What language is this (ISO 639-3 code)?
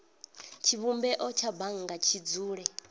ven